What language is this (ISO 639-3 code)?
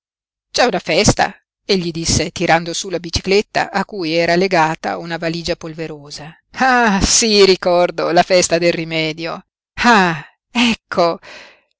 ita